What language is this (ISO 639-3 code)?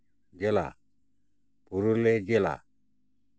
sat